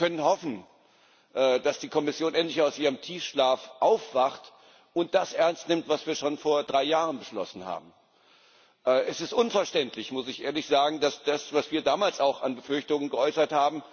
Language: German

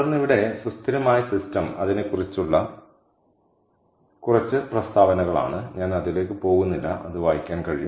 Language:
Malayalam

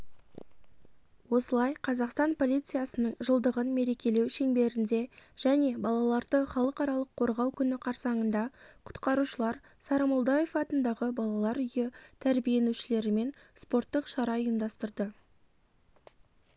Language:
Kazakh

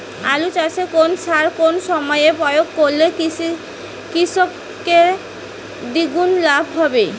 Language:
Bangla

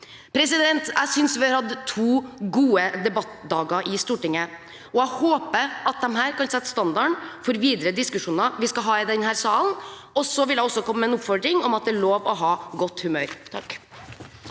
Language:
Norwegian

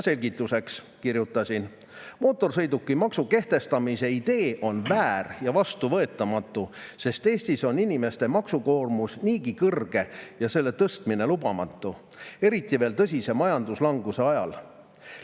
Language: Estonian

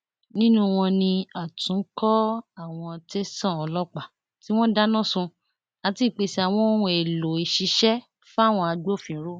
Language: Yoruba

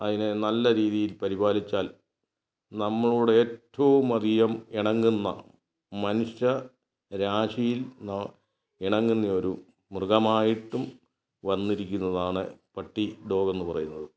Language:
Malayalam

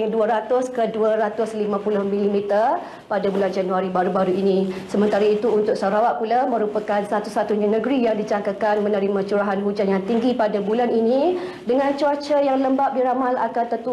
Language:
Malay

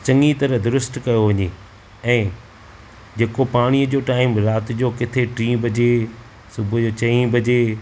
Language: Sindhi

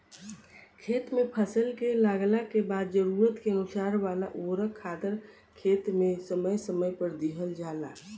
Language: Bhojpuri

